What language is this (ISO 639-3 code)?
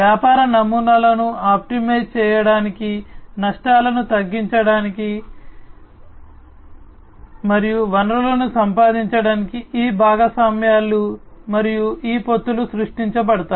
tel